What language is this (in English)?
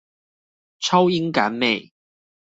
Chinese